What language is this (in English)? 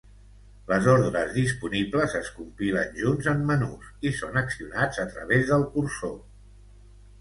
Catalan